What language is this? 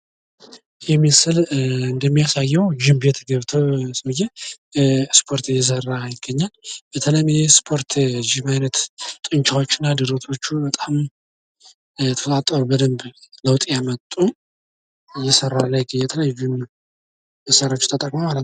Amharic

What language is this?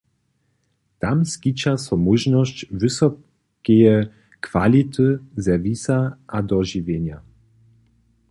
Upper Sorbian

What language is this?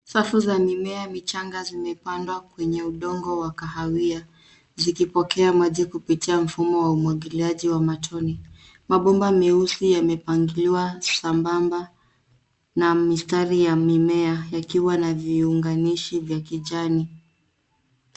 Swahili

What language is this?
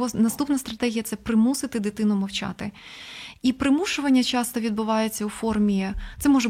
Ukrainian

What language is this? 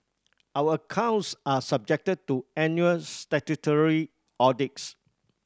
English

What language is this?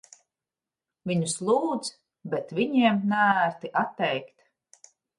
Latvian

